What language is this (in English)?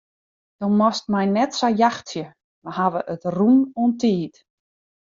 Western Frisian